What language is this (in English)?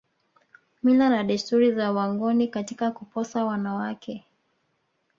Swahili